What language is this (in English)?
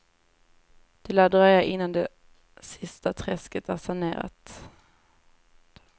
Swedish